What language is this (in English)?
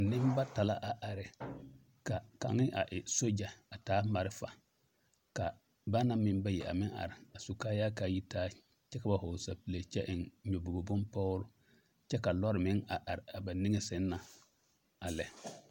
Southern Dagaare